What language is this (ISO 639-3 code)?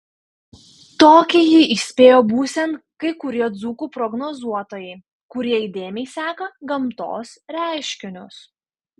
lit